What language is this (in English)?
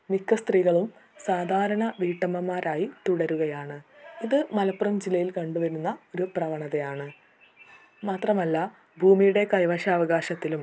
Malayalam